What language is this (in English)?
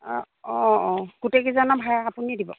Assamese